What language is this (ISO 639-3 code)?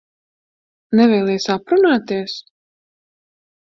lav